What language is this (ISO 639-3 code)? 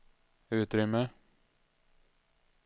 swe